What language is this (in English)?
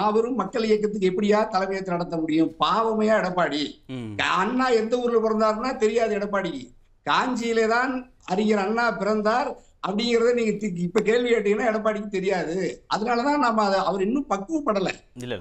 Tamil